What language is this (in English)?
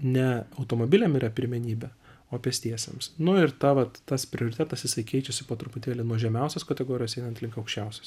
Lithuanian